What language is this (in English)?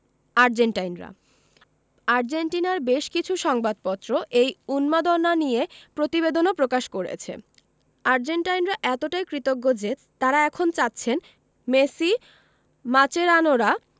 Bangla